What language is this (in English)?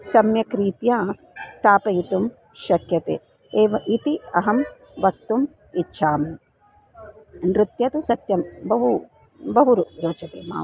Sanskrit